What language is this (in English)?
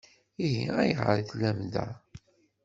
Kabyle